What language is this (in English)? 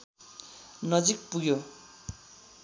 Nepali